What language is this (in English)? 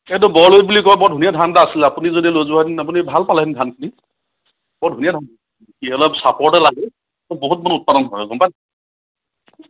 Assamese